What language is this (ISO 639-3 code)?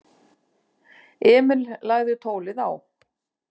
isl